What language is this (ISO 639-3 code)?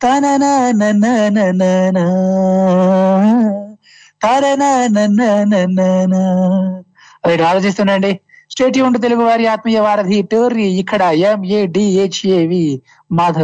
tel